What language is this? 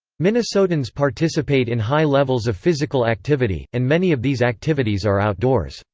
English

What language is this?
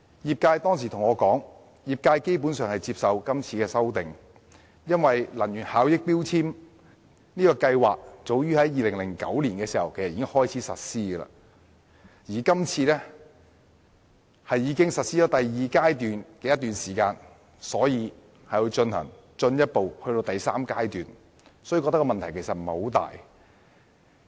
Cantonese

